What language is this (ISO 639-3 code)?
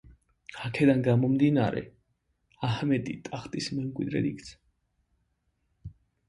kat